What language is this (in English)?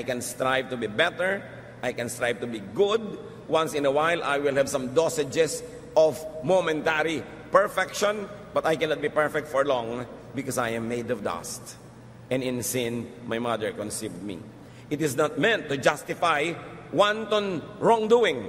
Filipino